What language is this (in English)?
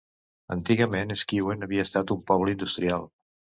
Catalan